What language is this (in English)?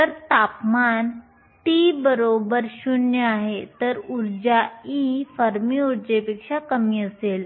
Marathi